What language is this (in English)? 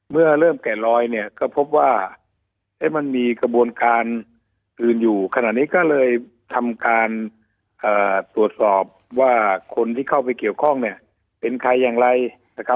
Thai